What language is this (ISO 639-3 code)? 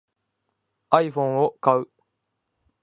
jpn